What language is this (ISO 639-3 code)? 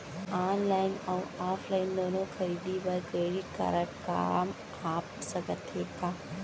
hne